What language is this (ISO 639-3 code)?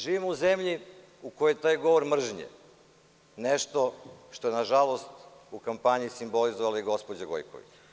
srp